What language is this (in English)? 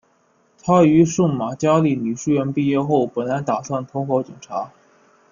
Chinese